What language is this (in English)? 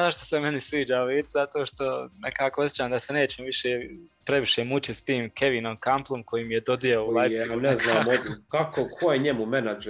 Croatian